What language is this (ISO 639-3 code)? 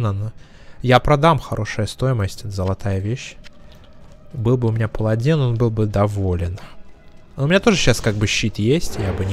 rus